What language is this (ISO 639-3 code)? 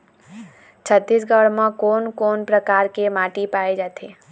hne